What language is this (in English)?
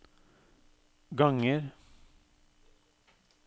Norwegian